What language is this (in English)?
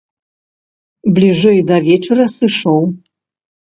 Belarusian